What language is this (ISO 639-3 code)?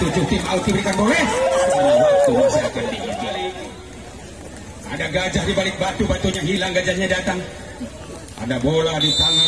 ind